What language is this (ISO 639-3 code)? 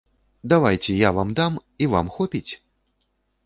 bel